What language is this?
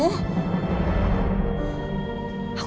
Indonesian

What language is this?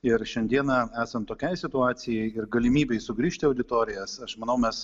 Lithuanian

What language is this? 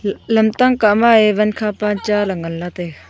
Wancho Naga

